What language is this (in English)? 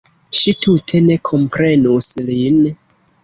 Esperanto